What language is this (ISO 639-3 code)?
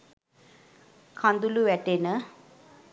sin